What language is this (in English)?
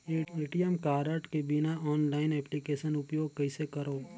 Chhattisgarhi